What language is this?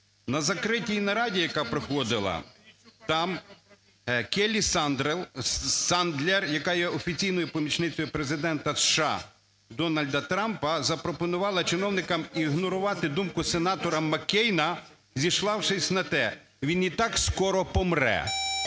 Ukrainian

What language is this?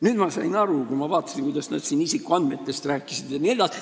Estonian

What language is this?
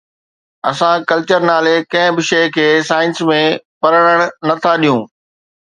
Sindhi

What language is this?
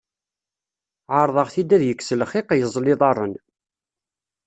Kabyle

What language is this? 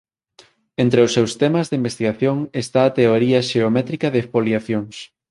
Galician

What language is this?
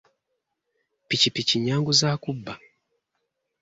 Ganda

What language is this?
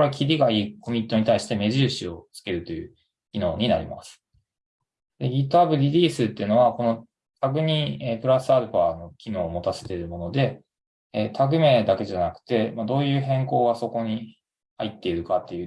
Japanese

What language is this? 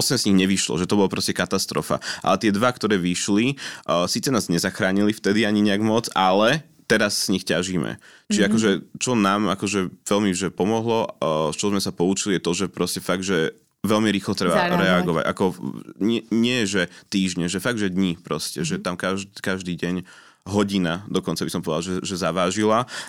Slovak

